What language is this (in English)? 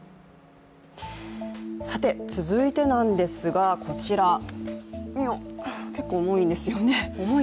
Japanese